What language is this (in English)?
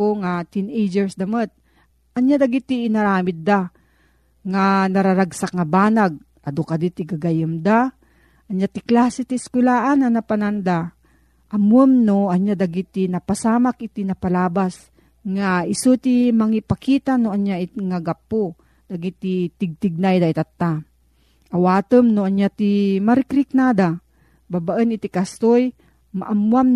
Filipino